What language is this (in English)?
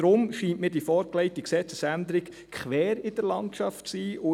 Swiss German